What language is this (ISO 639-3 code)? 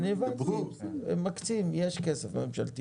heb